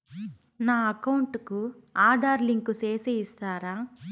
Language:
Telugu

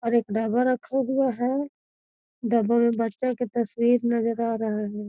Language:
Magahi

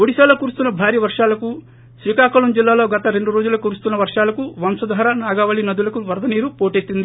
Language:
Telugu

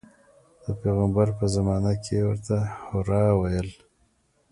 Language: Pashto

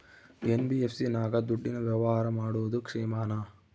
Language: Kannada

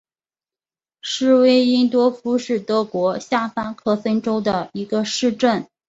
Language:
Chinese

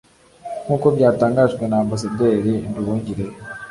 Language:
Kinyarwanda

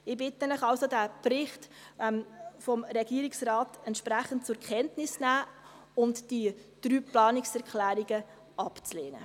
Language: Swiss German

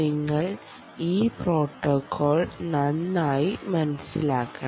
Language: Malayalam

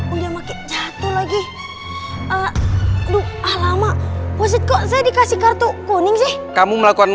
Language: Indonesian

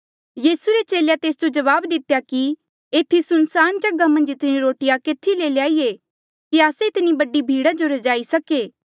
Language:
Mandeali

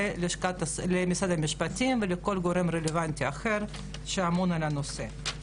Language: Hebrew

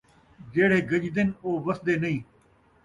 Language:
Saraiki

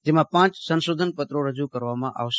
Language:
Gujarati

